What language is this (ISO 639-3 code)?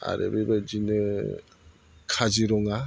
brx